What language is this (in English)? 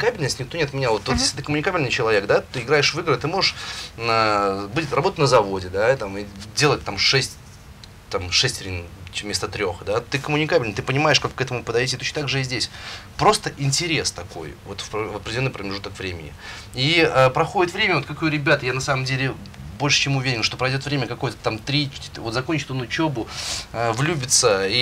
Russian